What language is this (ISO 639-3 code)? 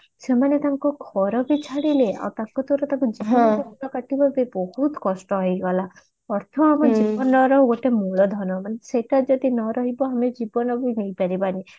ori